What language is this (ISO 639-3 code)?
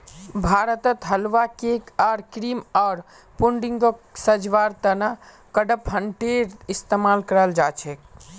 mag